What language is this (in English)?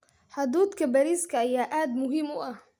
Somali